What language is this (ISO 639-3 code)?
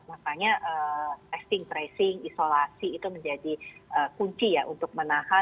ind